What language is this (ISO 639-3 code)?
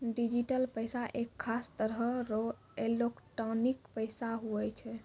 mai